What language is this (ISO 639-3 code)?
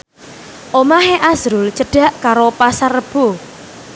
jav